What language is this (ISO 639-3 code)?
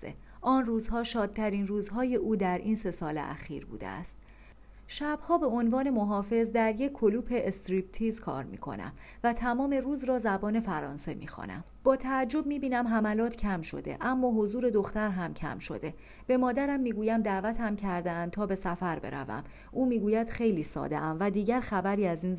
fas